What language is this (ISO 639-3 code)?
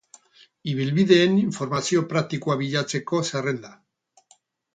eus